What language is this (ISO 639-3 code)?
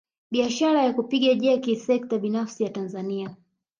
swa